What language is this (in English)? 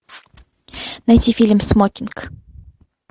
Russian